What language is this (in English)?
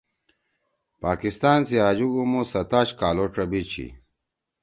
Torwali